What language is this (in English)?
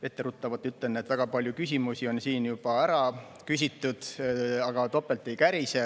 Estonian